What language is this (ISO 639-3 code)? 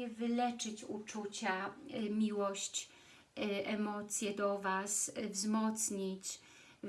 pol